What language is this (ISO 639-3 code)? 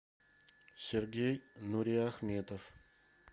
rus